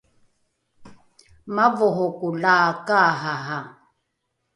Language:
Rukai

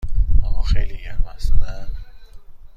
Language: Persian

